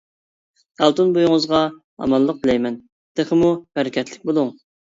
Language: Uyghur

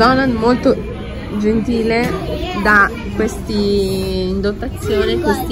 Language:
Italian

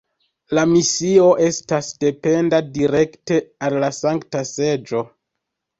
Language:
Esperanto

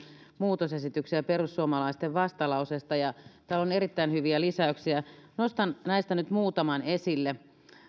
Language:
Finnish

